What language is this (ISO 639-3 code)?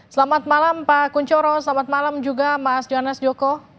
ind